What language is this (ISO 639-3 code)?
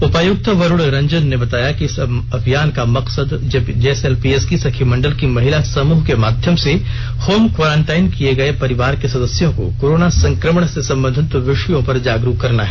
hin